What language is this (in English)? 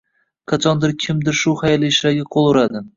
Uzbek